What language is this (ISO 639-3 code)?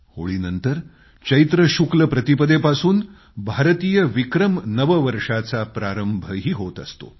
mar